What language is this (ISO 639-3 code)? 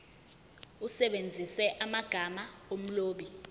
zul